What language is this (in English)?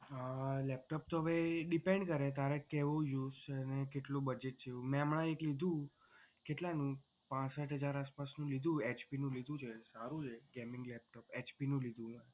Gujarati